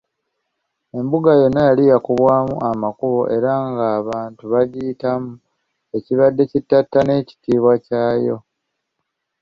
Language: Ganda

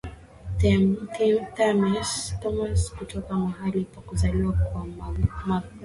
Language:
Swahili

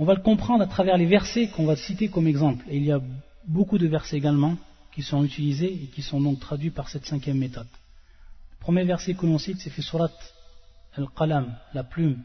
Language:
French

